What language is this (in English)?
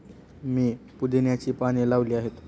Marathi